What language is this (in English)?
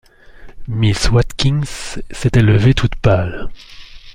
French